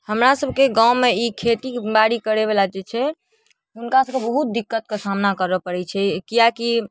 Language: Maithili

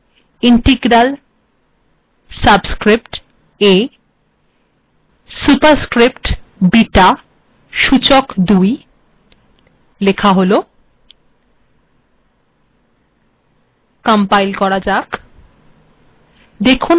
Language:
Bangla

